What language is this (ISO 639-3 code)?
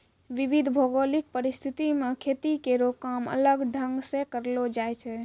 mai